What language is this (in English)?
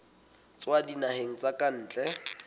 Southern Sotho